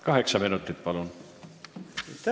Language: Estonian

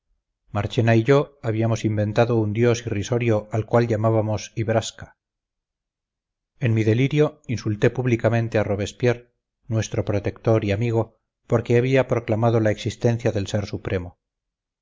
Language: Spanish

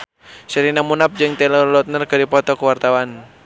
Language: Sundanese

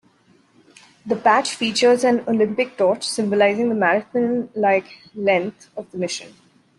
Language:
English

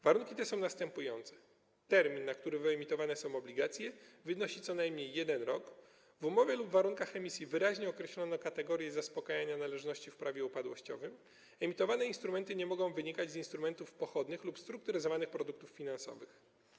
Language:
Polish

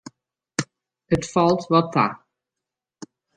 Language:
Western Frisian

